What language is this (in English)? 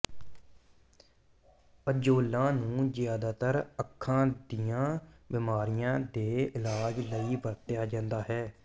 Punjabi